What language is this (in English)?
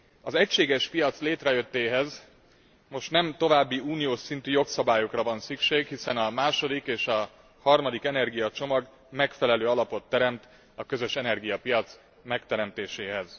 Hungarian